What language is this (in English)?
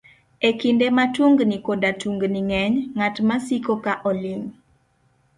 Luo (Kenya and Tanzania)